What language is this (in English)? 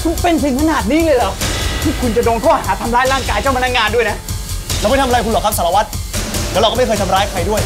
Thai